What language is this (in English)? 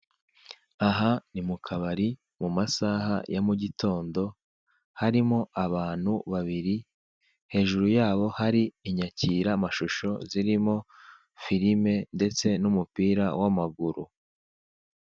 Kinyarwanda